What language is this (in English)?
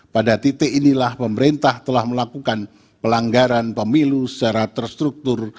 Indonesian